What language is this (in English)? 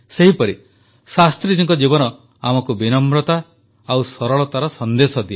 Odia